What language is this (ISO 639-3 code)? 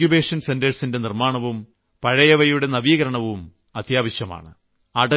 mal